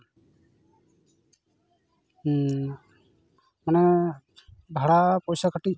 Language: Santali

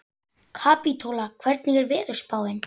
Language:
Icelandic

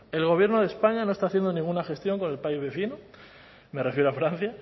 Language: Spanish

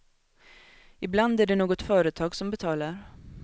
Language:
Swedish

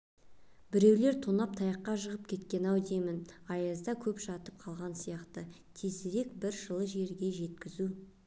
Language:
Kazakh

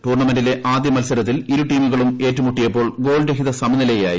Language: Malayalam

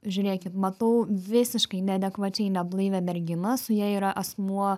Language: Lithuanian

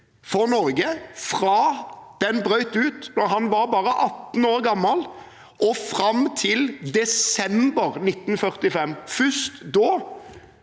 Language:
Norwegian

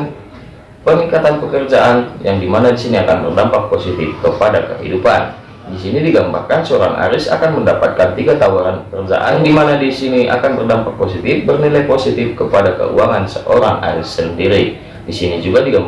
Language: Indonesian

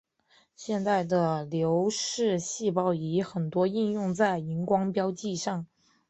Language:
Chinese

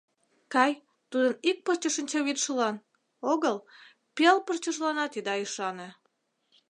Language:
Mari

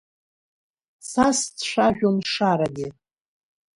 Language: Abkhazian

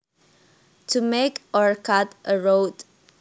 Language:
Javanese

